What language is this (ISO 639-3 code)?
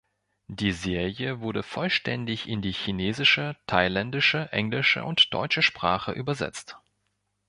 deu